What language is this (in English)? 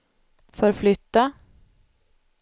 Swedish